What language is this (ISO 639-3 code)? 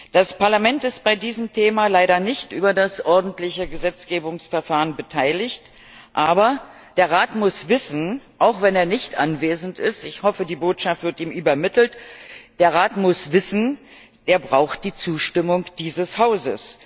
deu